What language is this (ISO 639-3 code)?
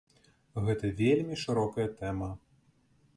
bel